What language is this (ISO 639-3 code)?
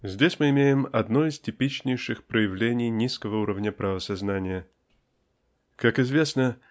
rus